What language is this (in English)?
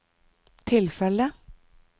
Norwegian